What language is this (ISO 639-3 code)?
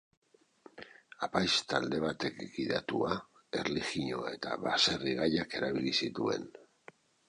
eus